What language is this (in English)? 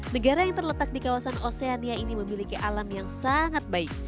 Indonesian